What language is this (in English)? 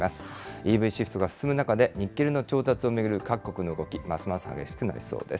Japanese